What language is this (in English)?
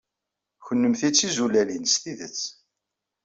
Kabyle